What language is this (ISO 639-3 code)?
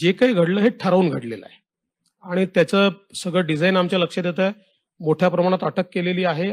hin